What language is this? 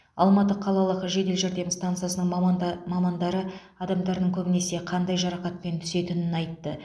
Kazakh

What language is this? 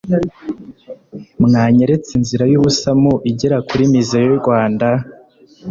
Kinyarwanda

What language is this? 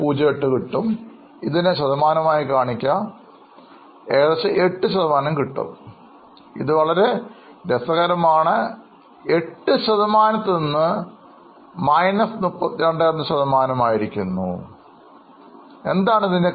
Malayalam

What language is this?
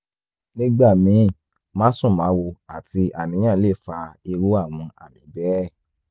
Yoruba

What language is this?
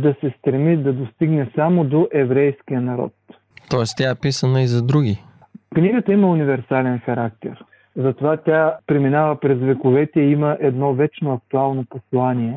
Bulgarian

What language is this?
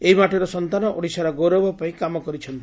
Odia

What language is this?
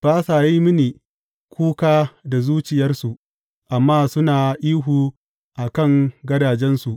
Hausa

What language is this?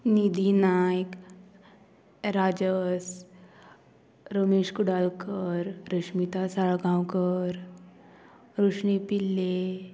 Konkani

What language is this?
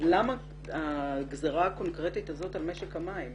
Hebrew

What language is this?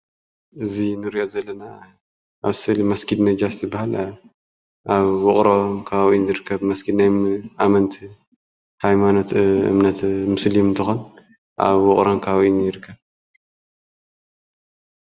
Tigrinya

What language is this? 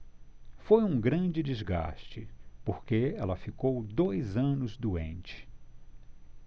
Portuguese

